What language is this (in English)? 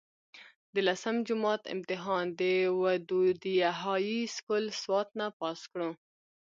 Pashto